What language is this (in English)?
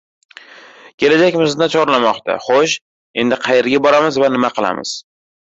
Uzbek